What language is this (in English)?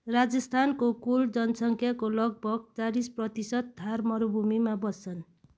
Nepali